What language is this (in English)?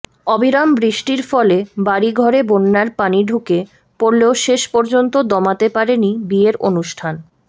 Bangla